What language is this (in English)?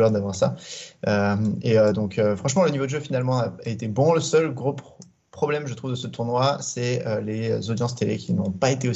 French